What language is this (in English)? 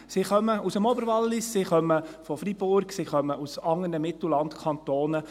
Swiss German